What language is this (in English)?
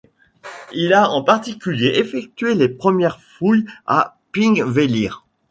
French